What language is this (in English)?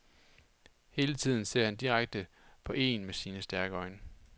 Danish